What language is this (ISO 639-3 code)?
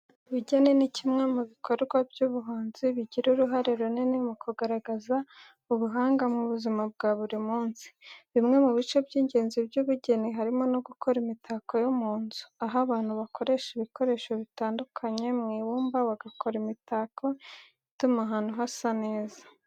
kin